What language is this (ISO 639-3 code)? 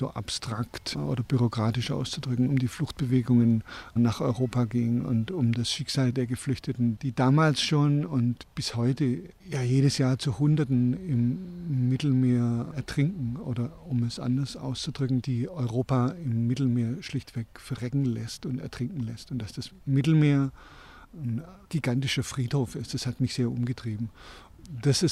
deu